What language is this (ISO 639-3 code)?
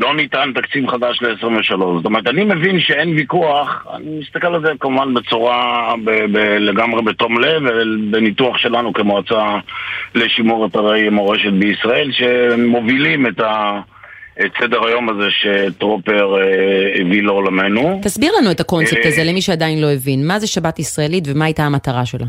heb